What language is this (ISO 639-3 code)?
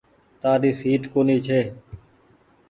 gig